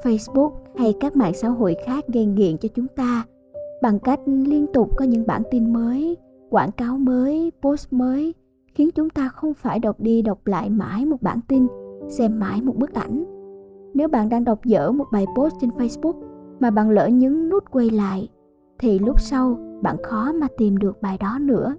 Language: Vietnamese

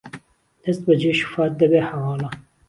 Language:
Central Kurdish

